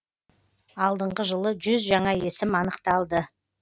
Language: Kazakh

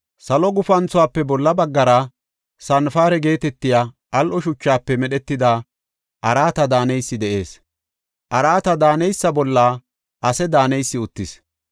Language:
Gofa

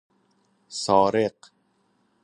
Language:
Persian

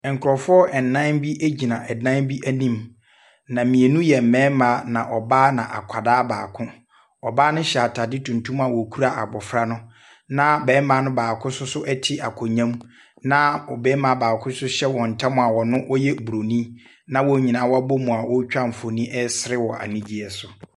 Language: Akan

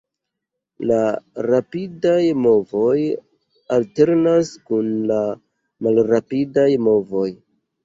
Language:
Esperanto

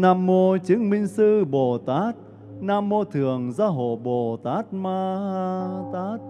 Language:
Vietnamese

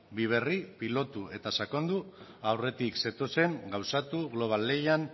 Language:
Basque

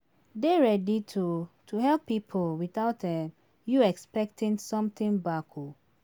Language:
Nigerian Pidgin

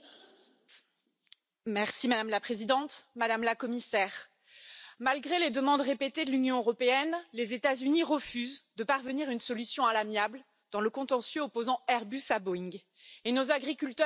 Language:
French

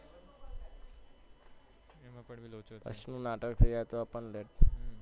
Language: Gujarati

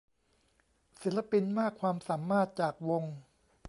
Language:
Thai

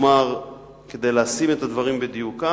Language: Hebrew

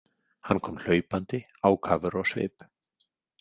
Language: Icelandic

